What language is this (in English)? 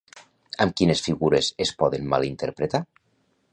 Catalan